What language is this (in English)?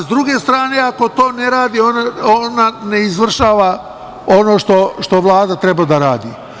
Serbian